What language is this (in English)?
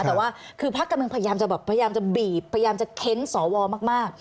Thai